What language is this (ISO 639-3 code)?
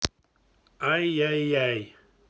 rus